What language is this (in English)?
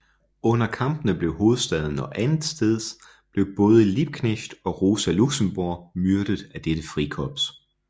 Danish